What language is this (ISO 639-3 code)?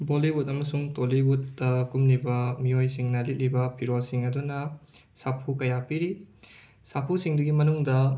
mni